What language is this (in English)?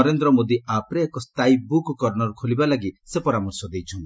Odia